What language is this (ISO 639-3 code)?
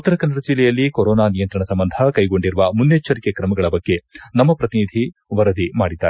kan